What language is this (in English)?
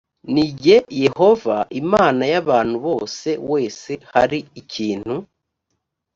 Kinyarwanda